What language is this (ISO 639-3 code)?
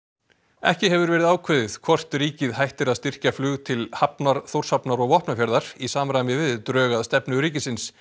isl